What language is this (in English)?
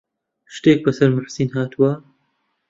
Central Kurdish